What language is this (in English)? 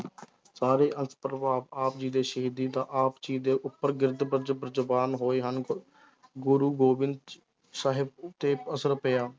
Punjabi